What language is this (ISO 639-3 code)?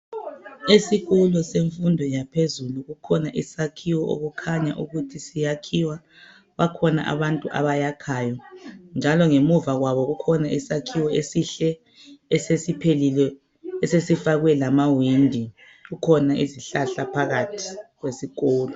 nde